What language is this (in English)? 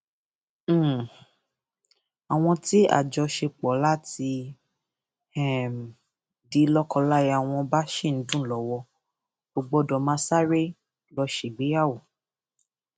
Yoruba